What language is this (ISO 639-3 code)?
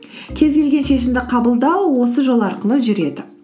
kaz